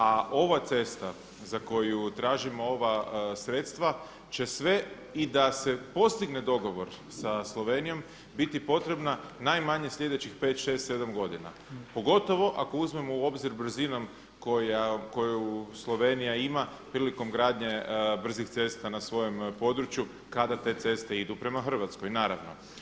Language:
Croatian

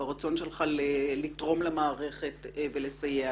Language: Hebrew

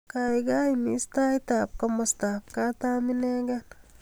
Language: Kalenjin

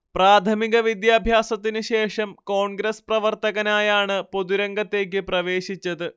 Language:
Malayalam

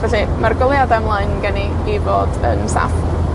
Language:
Welsh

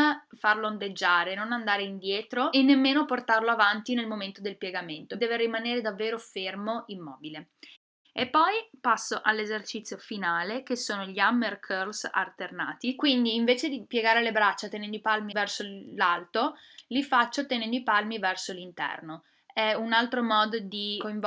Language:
Italian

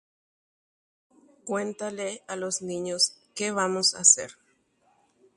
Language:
Guarani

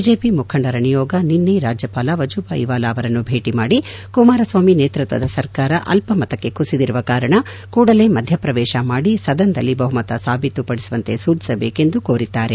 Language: Kannada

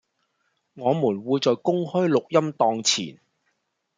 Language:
Cantonese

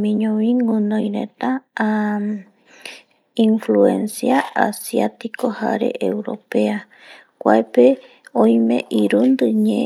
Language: Eastern Bolivian Guaraní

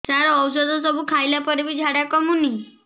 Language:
Odia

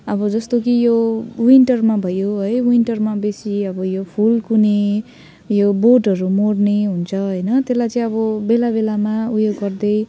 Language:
Nepali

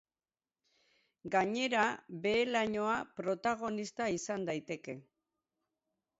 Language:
Basque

